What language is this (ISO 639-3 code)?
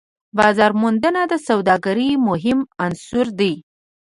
pus